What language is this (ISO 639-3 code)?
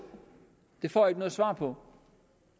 dan